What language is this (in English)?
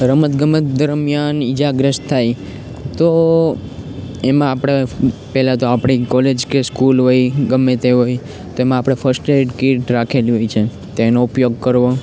Gujarati